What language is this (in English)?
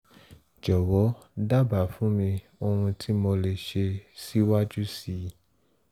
Yoruba